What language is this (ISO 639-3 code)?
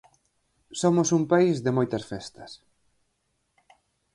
glg